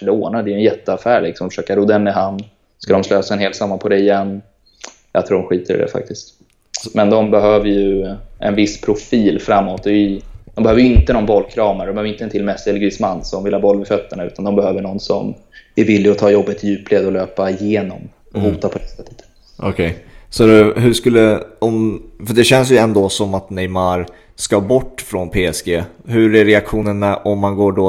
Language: Swedish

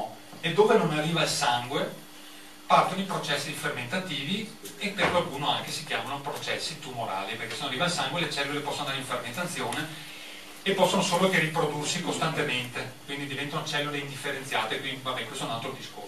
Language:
Italian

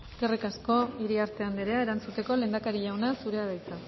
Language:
Basque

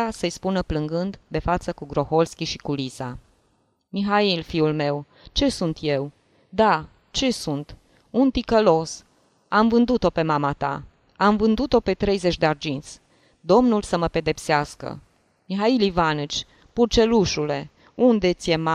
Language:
Romanian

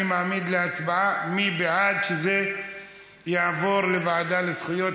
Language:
Hebrew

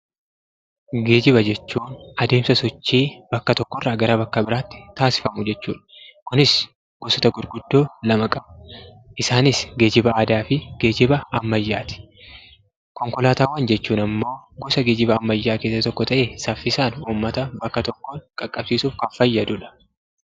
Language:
Oromo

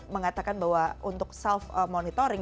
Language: Indonesian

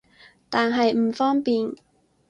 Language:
Cantonese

